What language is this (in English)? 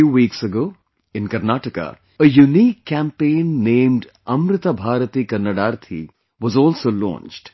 English